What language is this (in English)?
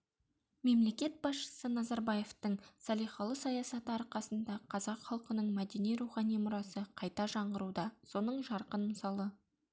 Kazakh